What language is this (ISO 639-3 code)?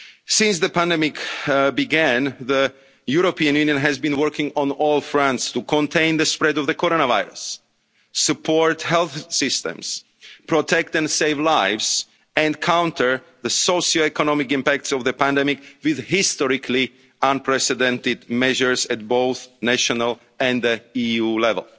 eng